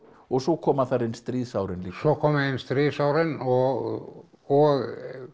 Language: Icelandic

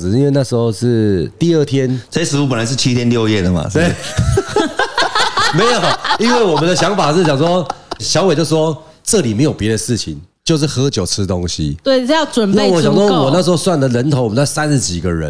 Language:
Chinese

